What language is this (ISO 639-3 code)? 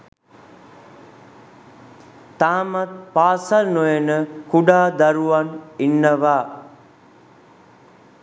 sin